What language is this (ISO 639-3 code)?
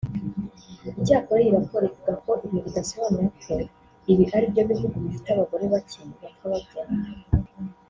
kin